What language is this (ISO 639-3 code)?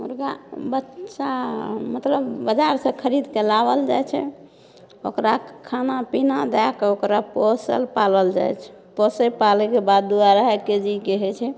mai